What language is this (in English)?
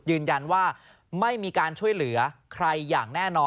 Thai